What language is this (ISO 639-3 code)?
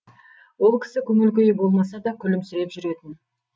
kaz